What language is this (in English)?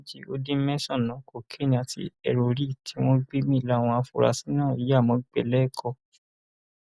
Yoruba